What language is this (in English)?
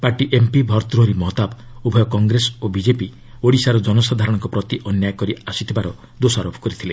Odia